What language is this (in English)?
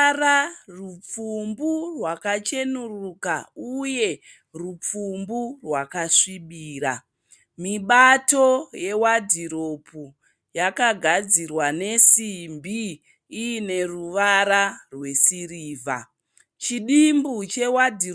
Shona